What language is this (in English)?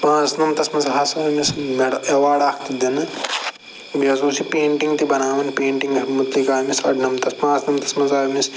Kashmiri